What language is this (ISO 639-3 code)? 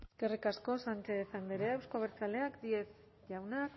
eus